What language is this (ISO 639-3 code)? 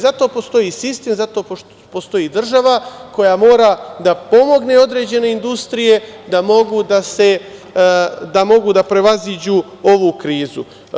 srp